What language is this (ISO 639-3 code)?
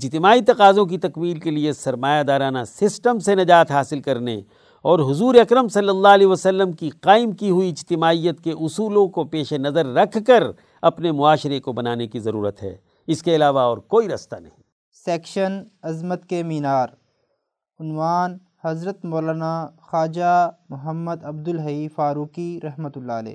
urd